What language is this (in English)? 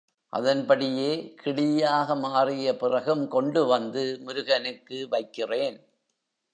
Tamil